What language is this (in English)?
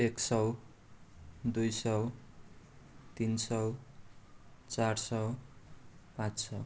Nepali